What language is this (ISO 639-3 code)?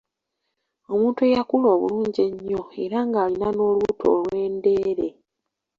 lug